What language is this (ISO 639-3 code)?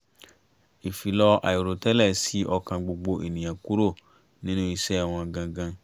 yor